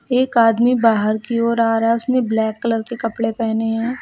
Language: Hindi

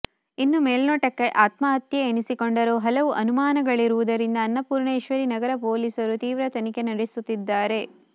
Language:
Kannada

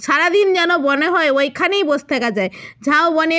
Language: Bangla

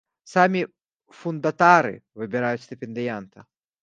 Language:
Belarusian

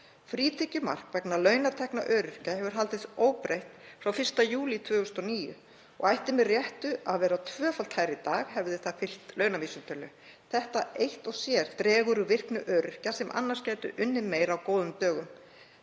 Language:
Icelandic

